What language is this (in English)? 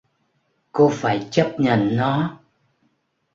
Vietnamese